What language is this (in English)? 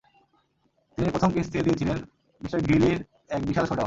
Bangla